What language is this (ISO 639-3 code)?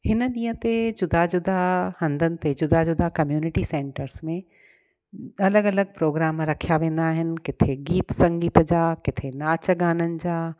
snd